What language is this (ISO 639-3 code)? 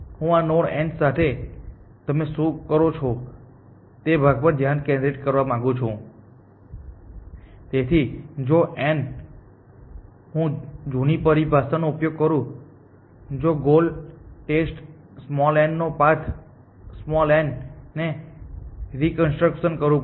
guj